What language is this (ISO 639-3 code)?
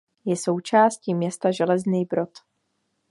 ces